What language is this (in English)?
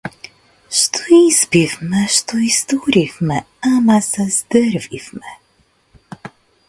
Macedonian